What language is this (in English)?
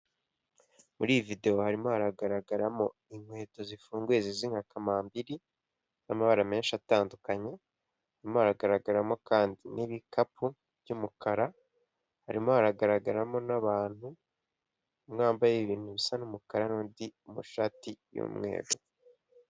Kinyarwanda